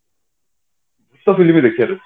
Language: Odia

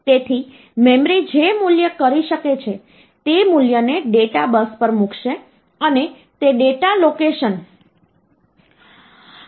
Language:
Gujarati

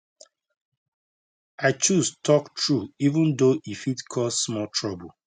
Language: Nigerian Pidgin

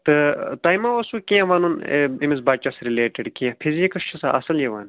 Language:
Kashmiri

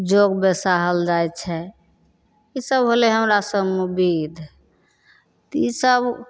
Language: Maithili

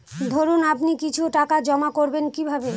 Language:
Bangla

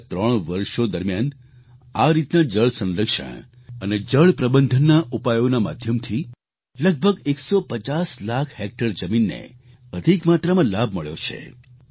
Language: Gujarati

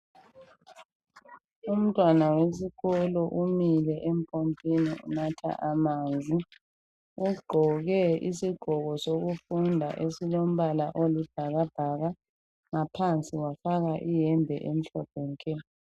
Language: North Ndebele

